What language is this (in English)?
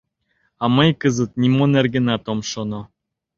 Mari